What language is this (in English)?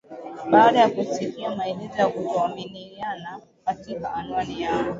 Swahili